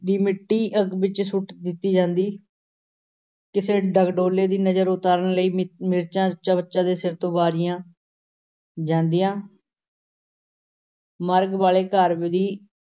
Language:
Punjabi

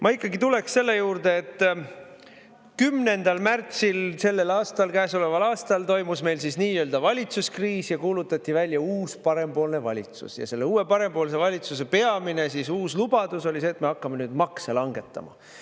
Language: Estonian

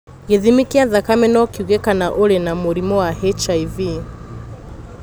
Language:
Kikuyu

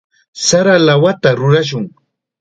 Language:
Chiquián Ancash Quechua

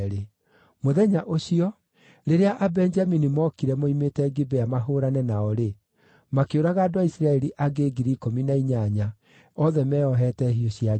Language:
Kikuyu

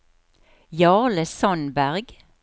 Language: Norwegian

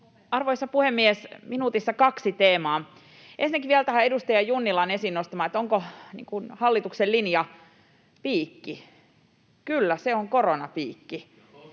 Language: Finnish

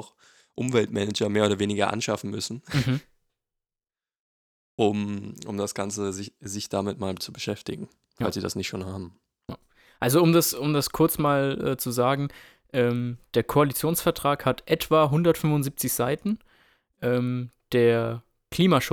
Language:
German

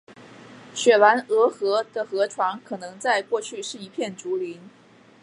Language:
Chinese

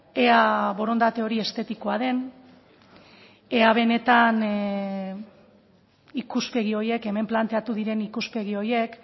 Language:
Basque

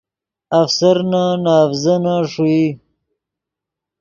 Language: Yidgha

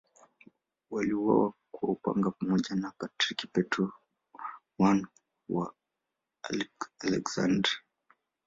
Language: Swahili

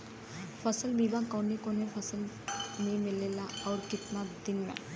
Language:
Bhojpuri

